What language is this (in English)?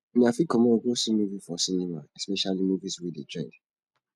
Nigerian Pidgin